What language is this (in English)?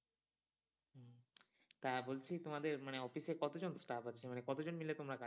Bangla